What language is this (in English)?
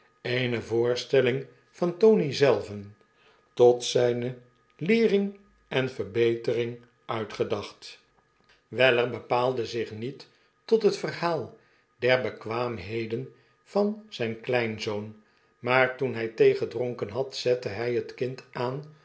Dutch